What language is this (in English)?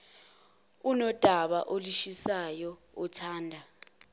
Zulu